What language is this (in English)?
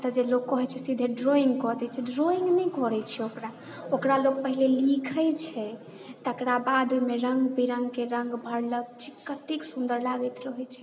Maithili